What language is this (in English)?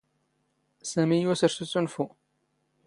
Standard Moroccan Tamazight